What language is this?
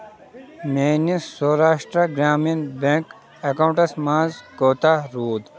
Kashmiri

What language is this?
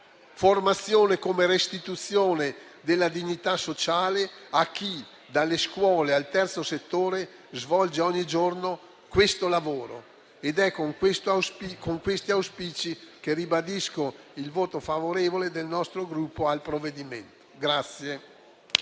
Italian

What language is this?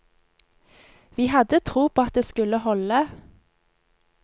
Norwegian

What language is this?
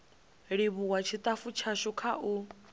Venda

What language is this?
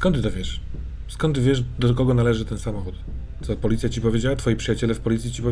Polish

